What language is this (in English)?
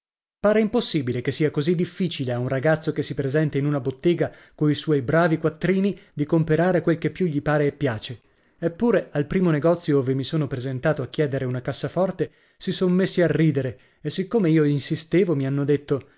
Italian